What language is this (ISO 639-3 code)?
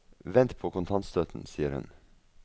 nor